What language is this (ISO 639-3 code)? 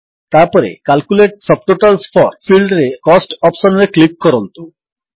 ori